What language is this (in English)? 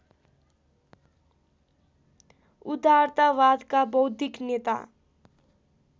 Nepali